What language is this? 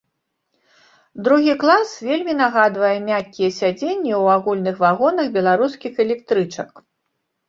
Belarusian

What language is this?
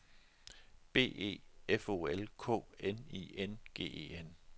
Danish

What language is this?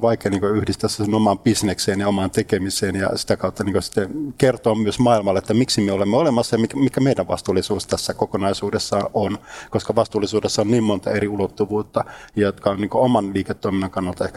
Finnish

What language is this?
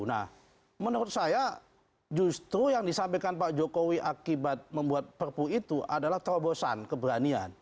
Indonesian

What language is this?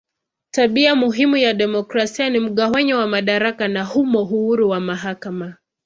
Swahili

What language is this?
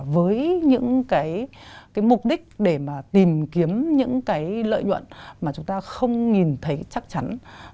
Vietnamese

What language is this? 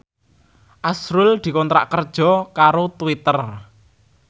Javanese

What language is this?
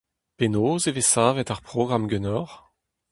Breton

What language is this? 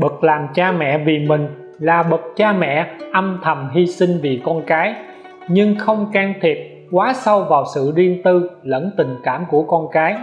Vietnamese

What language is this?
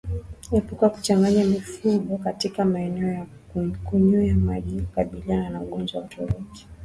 Swahili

